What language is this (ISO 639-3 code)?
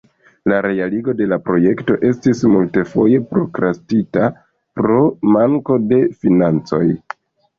epo